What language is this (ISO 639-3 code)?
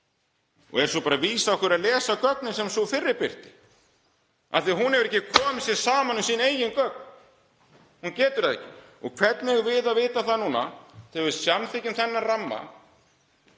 isl